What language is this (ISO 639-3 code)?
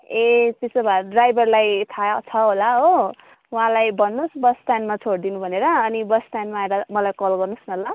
nep